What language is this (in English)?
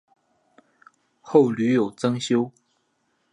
Chinese